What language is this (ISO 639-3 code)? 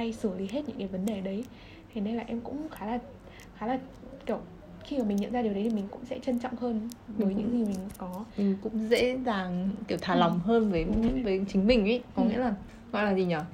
vie